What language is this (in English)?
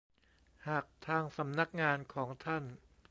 Thai